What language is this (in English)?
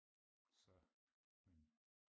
Danish